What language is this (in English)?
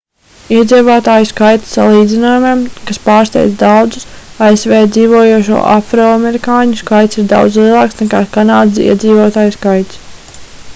Latvian